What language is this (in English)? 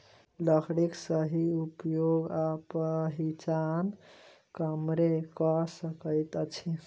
Maithili